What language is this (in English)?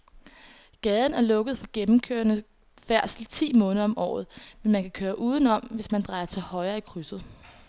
Danish